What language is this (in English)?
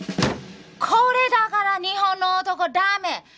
Japanese